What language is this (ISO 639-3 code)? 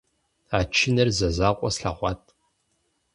kbd